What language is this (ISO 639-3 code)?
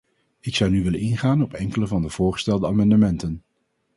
nld